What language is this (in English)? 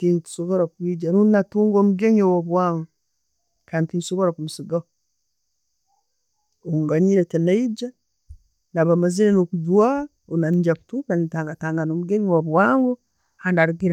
Tooro